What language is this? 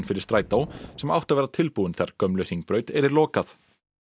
Icelandic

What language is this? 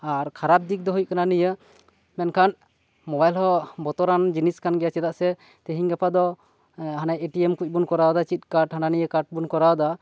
Santali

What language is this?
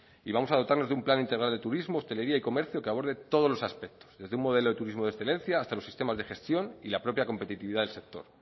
Spanish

